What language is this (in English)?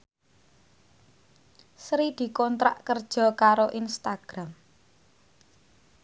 Javanese